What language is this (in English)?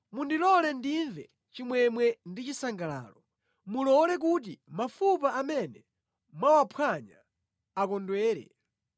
Nyanja